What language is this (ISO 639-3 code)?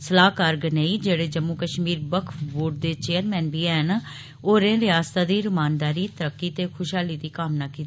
doi